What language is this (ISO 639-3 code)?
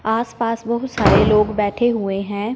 hin